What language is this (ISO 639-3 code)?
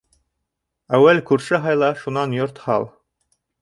bak